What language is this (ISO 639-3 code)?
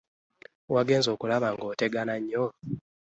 lug